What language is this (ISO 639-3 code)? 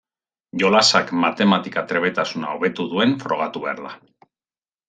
eus